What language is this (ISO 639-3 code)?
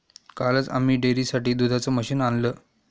mar